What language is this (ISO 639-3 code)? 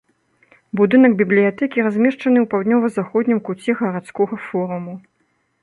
bel